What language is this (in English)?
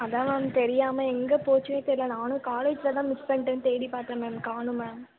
Tamil